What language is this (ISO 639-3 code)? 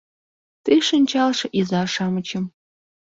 chm